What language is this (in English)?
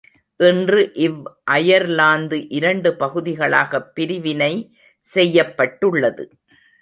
Tamil